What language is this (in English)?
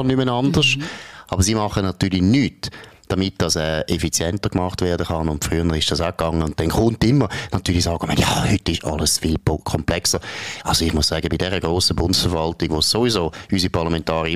German